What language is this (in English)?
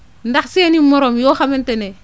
Wolof